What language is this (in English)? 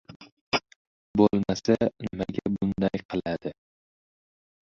Uzbek